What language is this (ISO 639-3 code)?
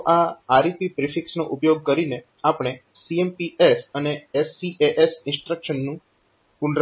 guj